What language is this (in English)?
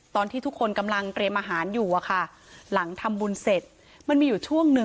Thai